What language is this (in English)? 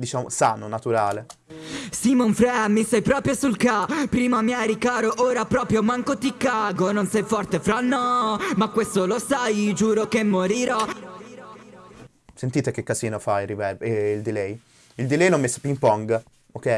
Italian